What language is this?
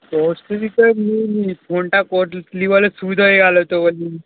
Bangla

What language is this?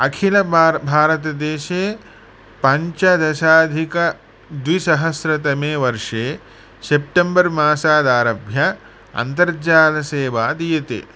Sanskrit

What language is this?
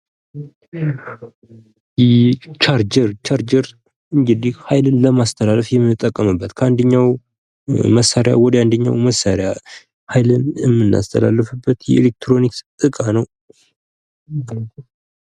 Amharic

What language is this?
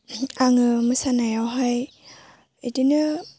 Bodo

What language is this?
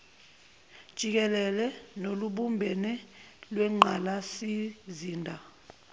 Zulu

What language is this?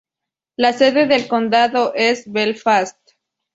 Spanish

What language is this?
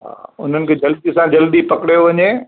Sindhi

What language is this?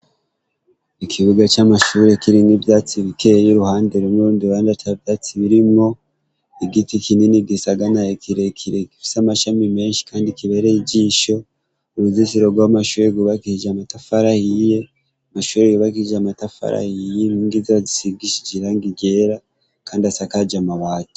Rundi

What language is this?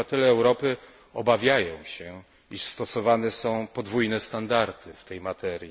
Polish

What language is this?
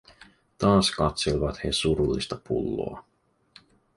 Finnish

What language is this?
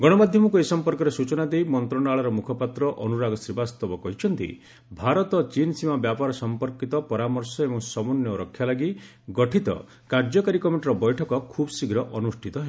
Odia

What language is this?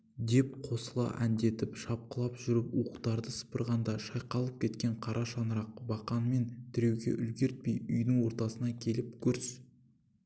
Kazakh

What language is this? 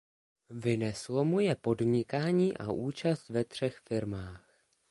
Czech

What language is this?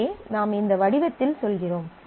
Tamil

